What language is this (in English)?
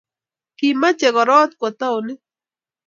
Kalenjin